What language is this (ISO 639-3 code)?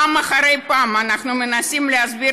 heb